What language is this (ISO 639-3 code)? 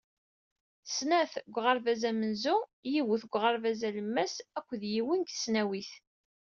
kab